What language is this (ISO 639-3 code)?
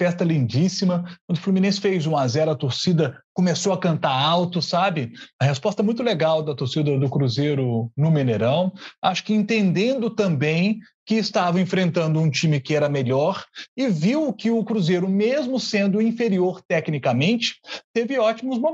por